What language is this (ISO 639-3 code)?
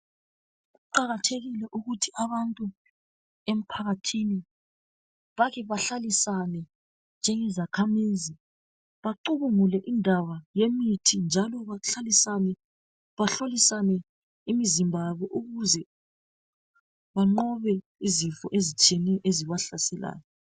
nde